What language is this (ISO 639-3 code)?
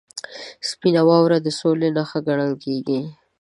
pus